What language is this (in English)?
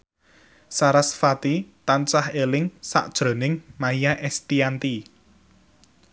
Javanese